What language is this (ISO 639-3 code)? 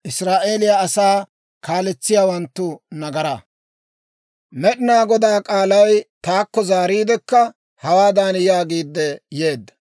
dwr